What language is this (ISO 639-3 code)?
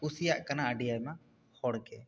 sat